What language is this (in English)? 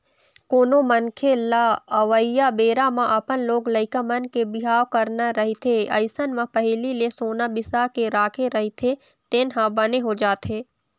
Chhattisgarhi